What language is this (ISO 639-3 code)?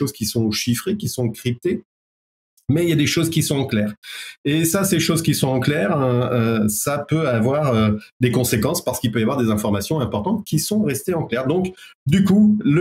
fra